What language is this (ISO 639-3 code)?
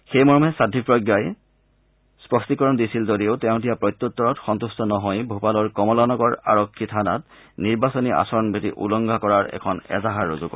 asm